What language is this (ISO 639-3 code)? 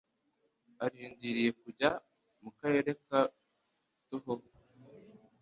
kin